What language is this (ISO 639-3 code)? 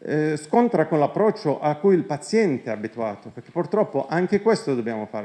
ita